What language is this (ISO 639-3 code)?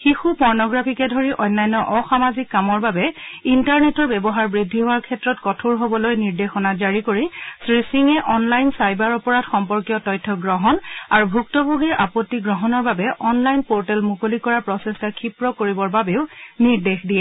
asm